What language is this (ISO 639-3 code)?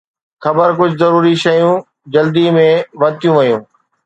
snd